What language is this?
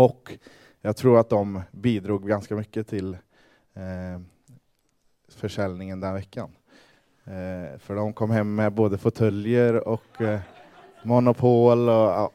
Swedish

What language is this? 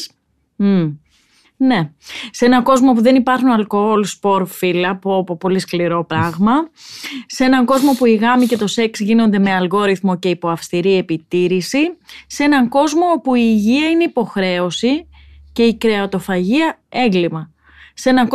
Greek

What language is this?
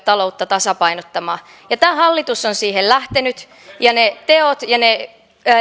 Finnish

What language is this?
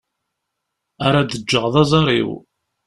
Kabyle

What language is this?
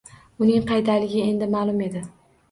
Uzbek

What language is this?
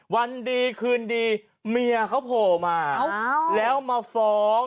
Thai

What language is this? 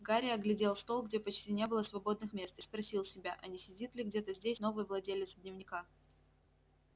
Russian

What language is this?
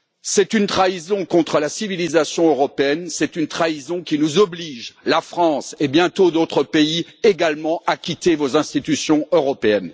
French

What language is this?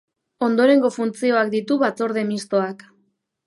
Basque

